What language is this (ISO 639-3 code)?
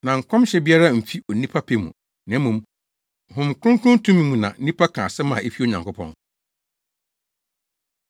aka